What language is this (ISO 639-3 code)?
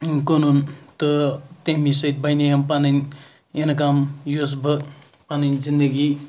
kas